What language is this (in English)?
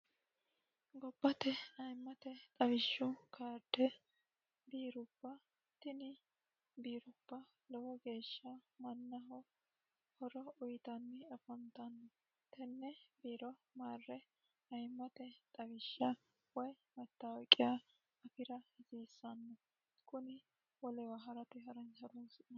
Sidamo